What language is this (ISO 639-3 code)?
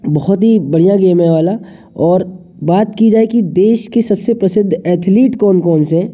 hin